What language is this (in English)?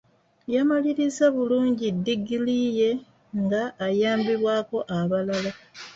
Ganda